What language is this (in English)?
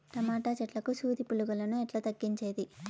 Telugu